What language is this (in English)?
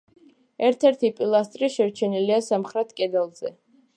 Georgian